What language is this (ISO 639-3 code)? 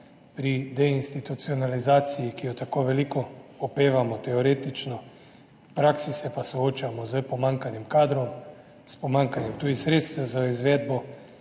slv